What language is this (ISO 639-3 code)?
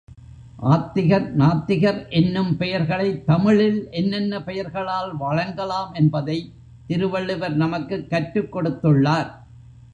tam